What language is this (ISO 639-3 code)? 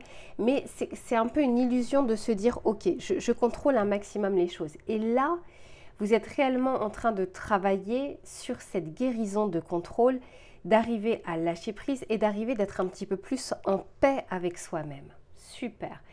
fra